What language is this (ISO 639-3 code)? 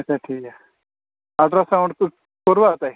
kas